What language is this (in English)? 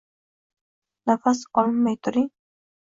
Uzbek